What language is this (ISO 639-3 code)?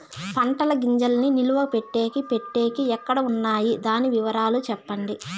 tel